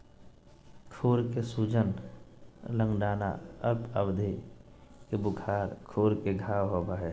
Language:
Magahi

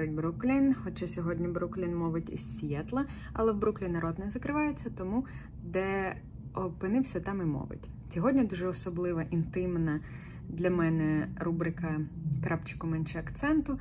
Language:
Ukrainian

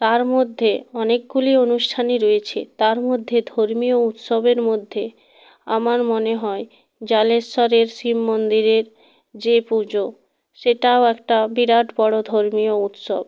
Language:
Bangla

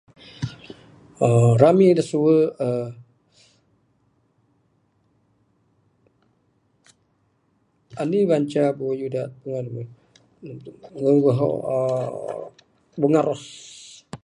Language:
Bukar-Sadung Bidayuh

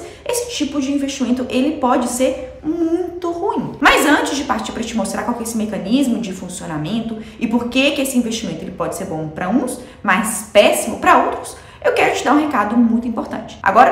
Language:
Portuguese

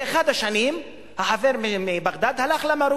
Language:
Hebrew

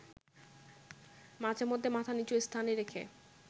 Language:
Bangla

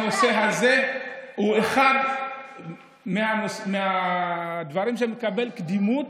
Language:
Hebrew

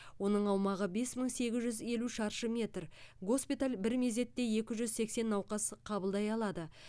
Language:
Kazakh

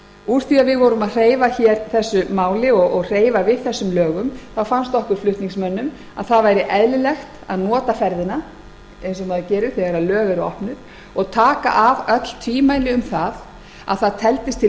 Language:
Icelandic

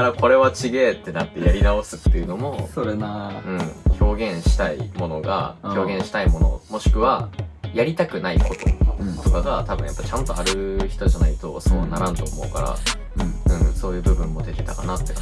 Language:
Japanese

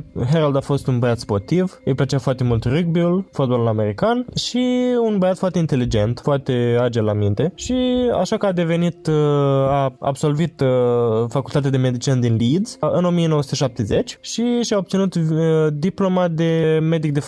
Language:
Romanian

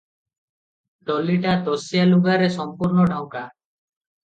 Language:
Odia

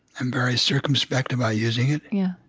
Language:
English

